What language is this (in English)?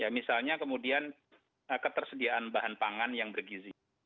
Indonesian